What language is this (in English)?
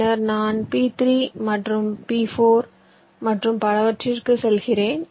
Tamil